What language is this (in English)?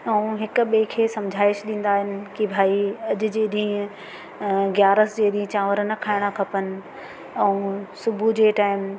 Sindhi